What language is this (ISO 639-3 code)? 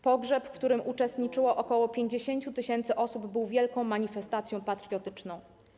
pol